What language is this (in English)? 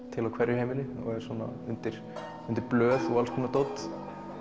Icelandic